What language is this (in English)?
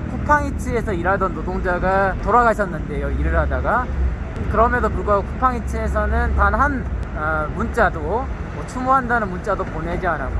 Korean